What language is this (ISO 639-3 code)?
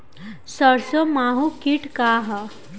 bho